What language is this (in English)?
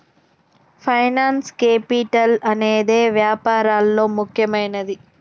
Telugu